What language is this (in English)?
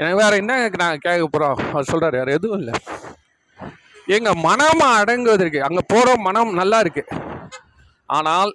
Tamil